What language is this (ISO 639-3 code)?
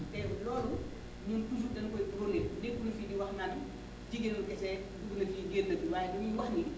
wol